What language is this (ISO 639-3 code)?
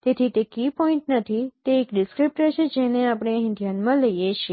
guj